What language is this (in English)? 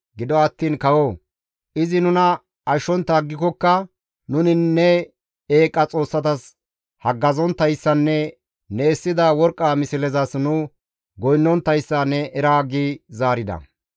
Gamo